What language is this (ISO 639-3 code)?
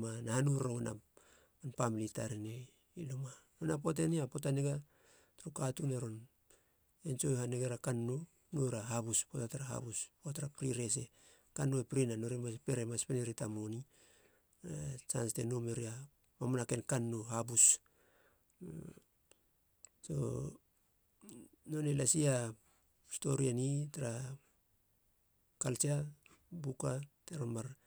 hla